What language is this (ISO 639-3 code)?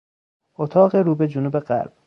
fas